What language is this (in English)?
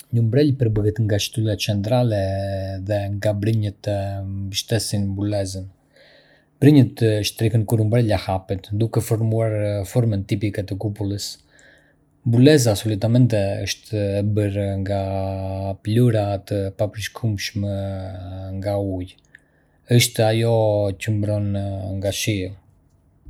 Arbëreshë Albanian